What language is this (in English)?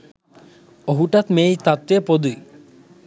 Sinhala